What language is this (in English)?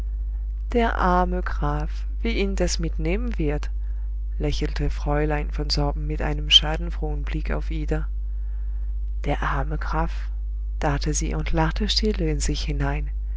German